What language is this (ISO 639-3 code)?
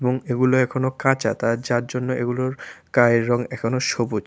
ben